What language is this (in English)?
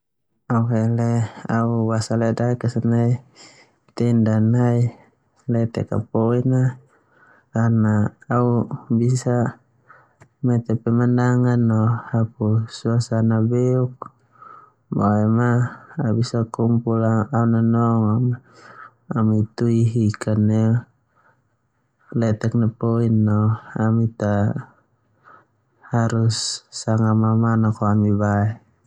Termanu